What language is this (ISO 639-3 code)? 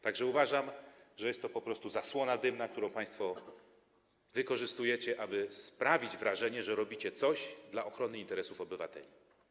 pol